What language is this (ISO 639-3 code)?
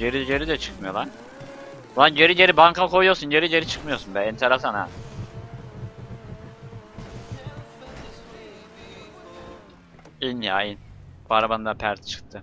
tur